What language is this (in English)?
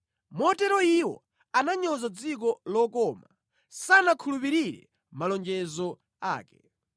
Nyanja